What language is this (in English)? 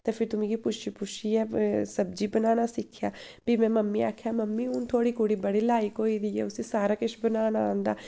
Dogri